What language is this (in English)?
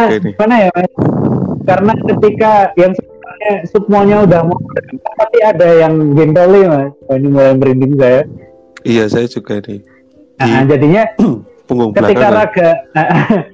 Indonesian